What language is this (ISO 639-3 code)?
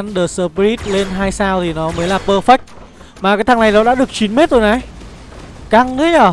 vie